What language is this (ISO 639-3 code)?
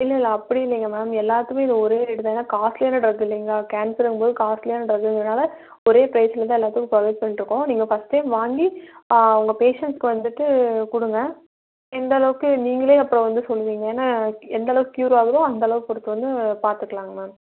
tam